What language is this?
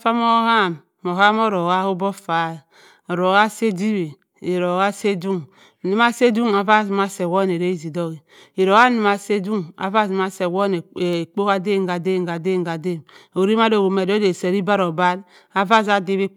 Cross River Mbembe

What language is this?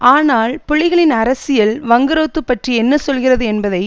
Tamil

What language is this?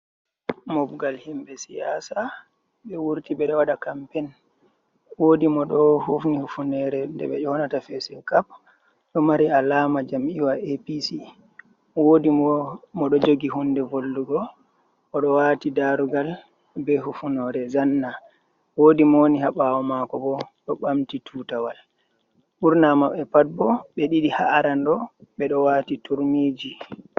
Fula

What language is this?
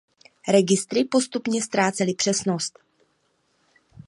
Czech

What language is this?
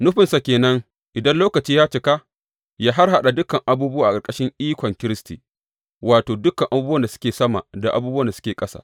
Hausa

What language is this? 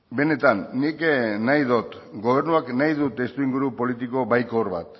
Basque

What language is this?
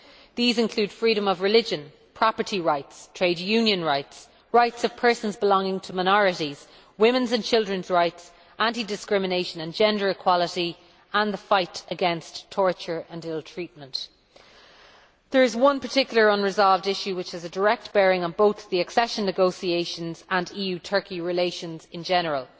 English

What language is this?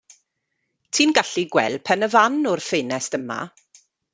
Welsh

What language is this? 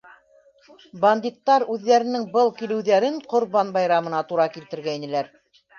Bashkir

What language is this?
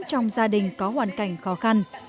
Vietnamese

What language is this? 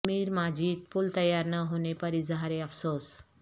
Urdu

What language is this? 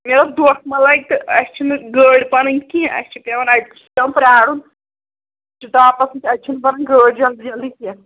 Kashmiri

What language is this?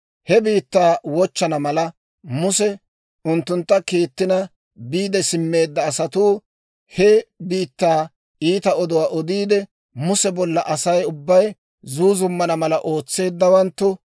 Dawro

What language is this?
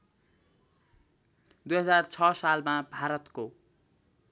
Nepali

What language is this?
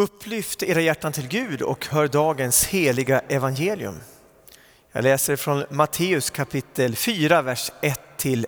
Swedish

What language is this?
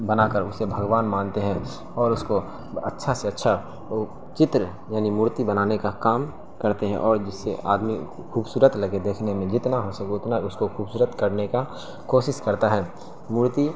Urdu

